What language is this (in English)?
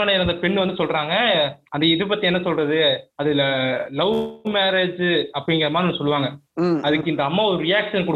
Tamil